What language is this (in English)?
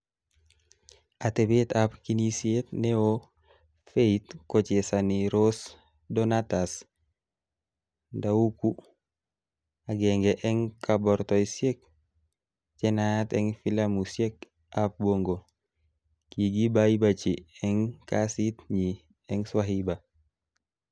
Kalenjin